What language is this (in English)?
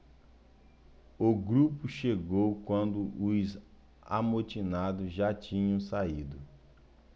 Portuguese